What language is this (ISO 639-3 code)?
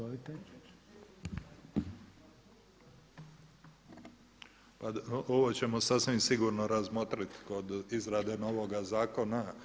hrv